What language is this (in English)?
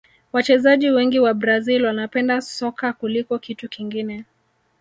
Swahili